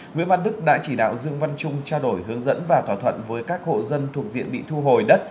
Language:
Vietnamese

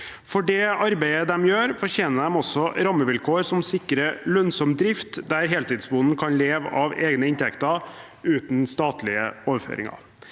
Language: Norwegian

